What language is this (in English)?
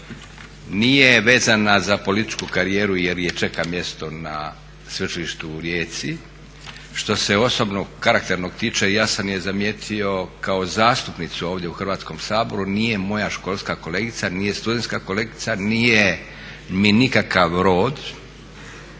Croatian